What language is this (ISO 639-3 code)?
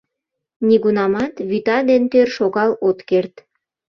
chm